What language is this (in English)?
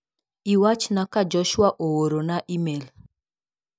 Luo (Kenya and Tanzania)